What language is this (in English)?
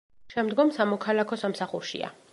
Georgian